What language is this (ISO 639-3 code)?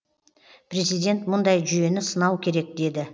kaz